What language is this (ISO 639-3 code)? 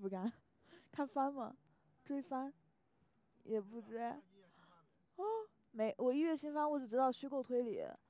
zho